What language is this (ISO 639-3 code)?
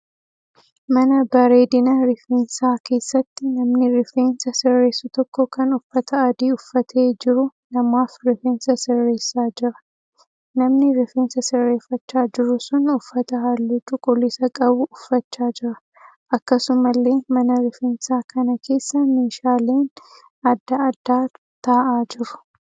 orm